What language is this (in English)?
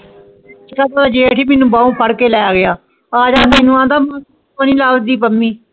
Punjabi